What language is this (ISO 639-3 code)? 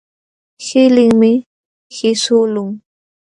qxw